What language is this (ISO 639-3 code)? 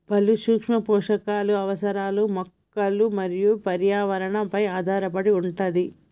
tel